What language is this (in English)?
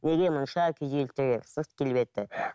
Kazakh